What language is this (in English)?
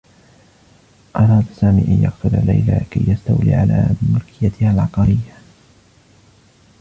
Arabic